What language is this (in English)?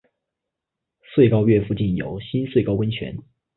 Chinese